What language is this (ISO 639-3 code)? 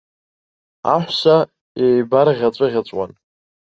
abk